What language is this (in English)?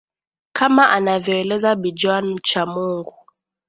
Swahili